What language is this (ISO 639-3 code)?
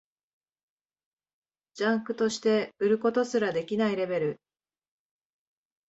jpn